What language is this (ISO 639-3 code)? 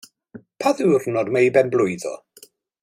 cym